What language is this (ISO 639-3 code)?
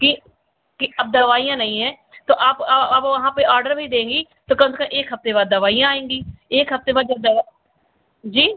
hin